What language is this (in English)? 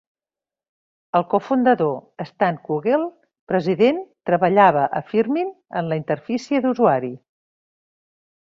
Catalan